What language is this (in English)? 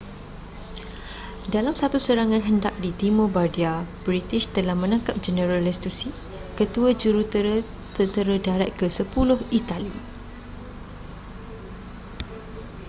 Malay